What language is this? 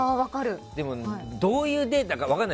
Japanese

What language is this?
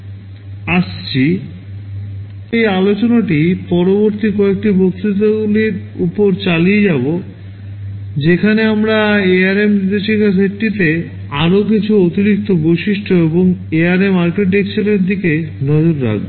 Bangla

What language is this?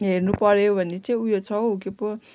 Nepali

